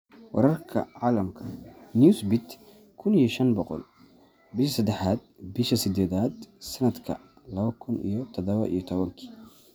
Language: Somali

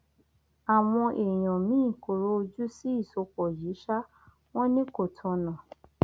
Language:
Yoruba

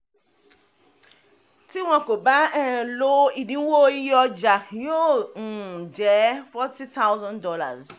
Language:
Yoruba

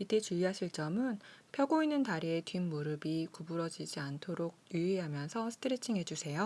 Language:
Korean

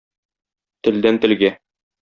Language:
Tatar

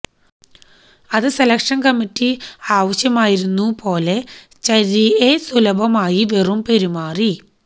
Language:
Malayalam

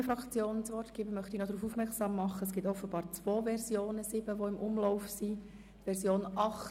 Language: Swiss German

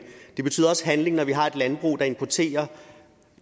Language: Danish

